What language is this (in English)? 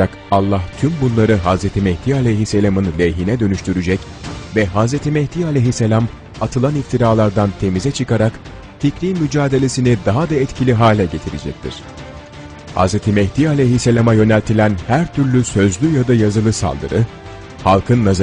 Turkish